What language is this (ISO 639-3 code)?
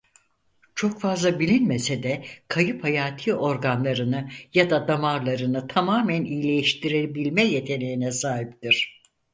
tur